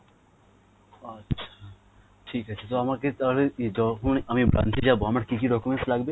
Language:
Bangla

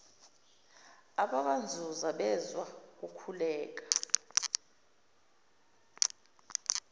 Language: Zulu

